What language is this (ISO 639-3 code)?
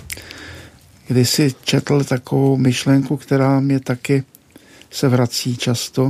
ces